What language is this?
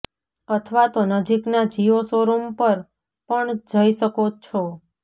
Gujarati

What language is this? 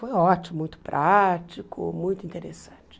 Portuguese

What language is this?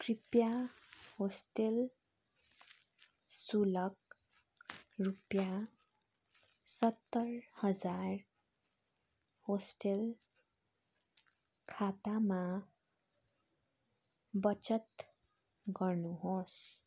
Nepali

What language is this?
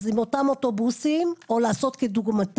Hebrew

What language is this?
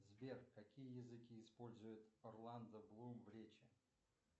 Russian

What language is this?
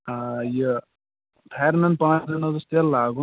Kashmiri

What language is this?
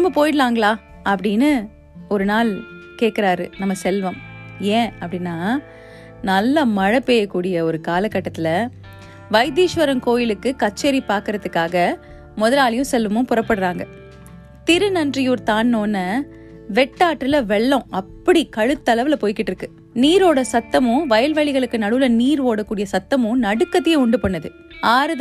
Tamil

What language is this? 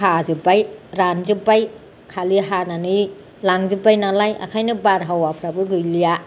Bodo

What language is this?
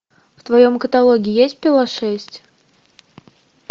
Russian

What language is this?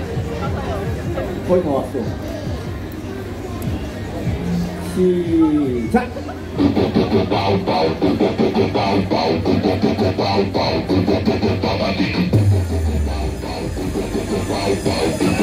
Korean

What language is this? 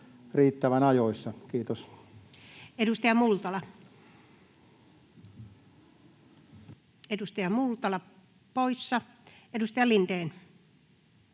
Finnish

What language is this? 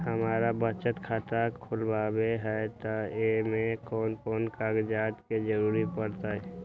Magahi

